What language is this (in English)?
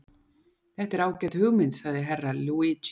Icelandic